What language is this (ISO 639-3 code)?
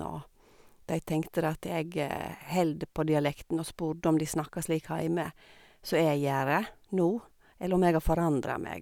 nor